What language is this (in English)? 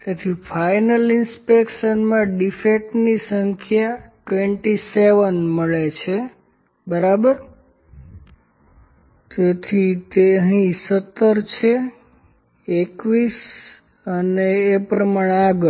Gujarati